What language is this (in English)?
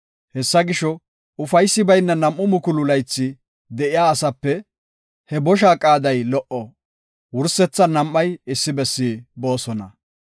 Gofa